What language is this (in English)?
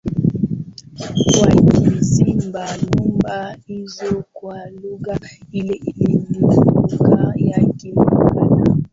Swahili